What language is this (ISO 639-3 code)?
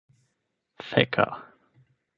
epo